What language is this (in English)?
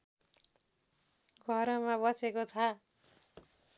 Nepali